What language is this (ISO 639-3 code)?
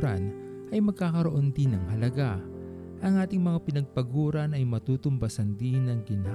fil